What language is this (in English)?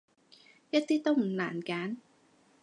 Cantonese